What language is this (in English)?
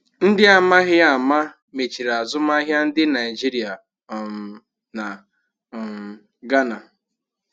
Igbo